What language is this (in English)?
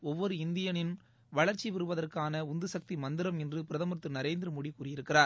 Tamil